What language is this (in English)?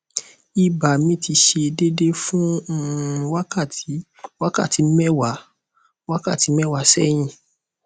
Yoruba